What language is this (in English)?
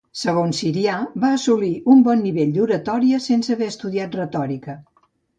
Catalan